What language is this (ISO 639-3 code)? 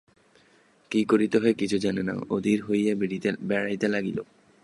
ben